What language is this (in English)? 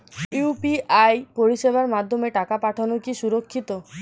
Bangla